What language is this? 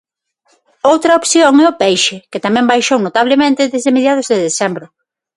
Galician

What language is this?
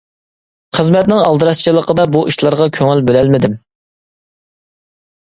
Uyghur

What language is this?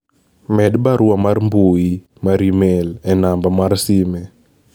Luo (Kenya and Tanzania)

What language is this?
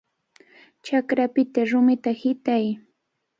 Cajatambo North Lima Quechua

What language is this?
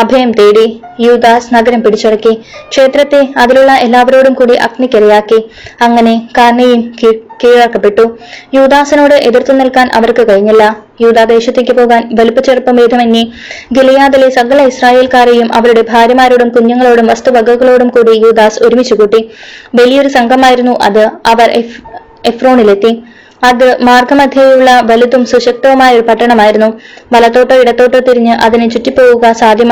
Malayalam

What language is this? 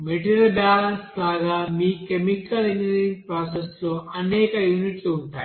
Telugu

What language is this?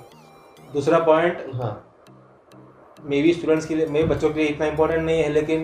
Hindi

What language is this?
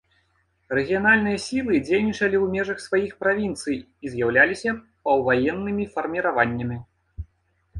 Belarusian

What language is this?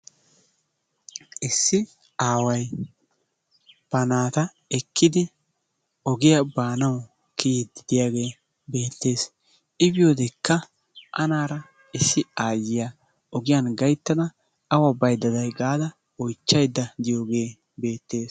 Wolaytta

